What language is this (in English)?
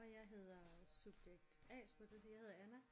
Danish